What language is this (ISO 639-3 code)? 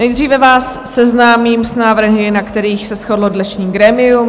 ces